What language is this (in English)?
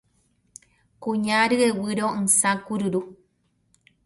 Guarani